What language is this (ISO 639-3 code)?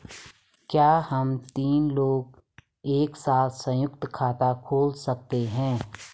hin